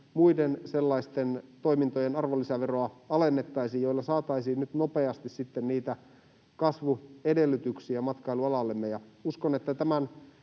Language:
Finnish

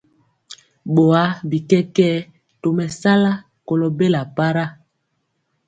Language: Mpiemo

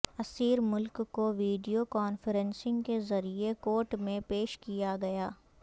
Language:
Urdu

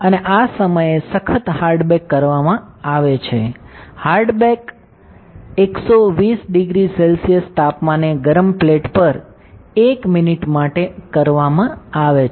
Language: Gujarati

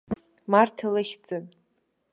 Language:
Abkhazian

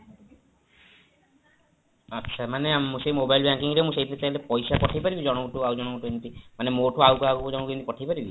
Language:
Odia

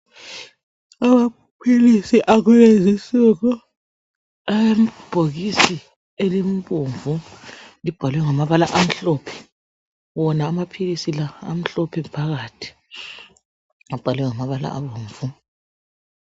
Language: North Ndebele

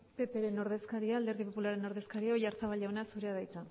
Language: Basque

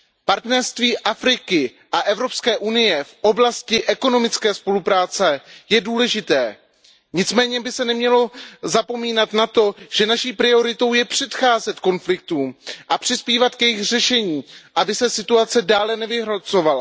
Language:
Czech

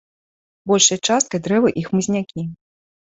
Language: Belarusian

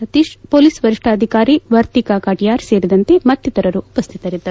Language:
Kannada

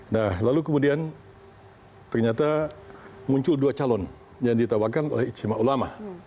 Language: Indonesian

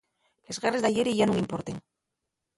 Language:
Asturian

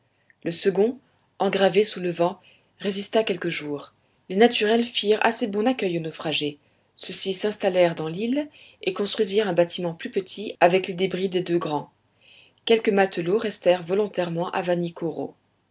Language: French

